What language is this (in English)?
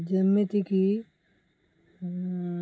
Odia